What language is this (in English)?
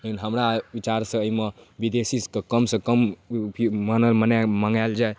Maithili